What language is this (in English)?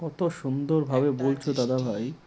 Bangla